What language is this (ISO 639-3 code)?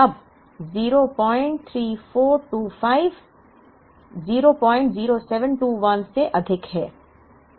hin